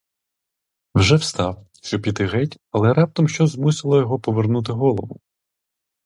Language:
Ukrainian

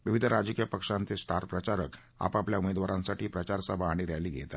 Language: Marathi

